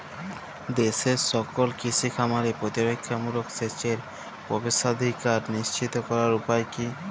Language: Bangla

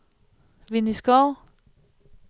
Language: Danish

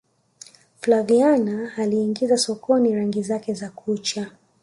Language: Swahili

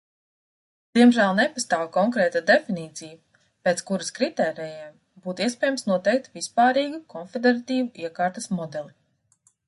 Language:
Latvian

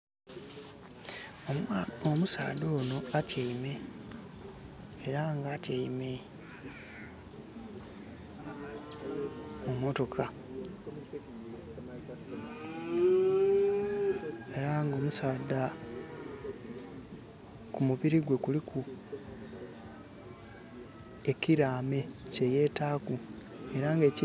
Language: Soga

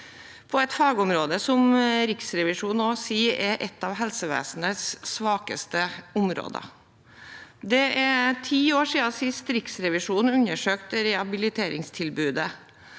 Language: Norwegian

